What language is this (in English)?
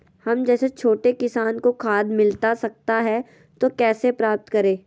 Magahi